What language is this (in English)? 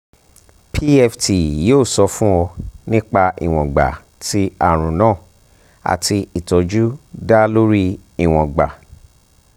Yoruba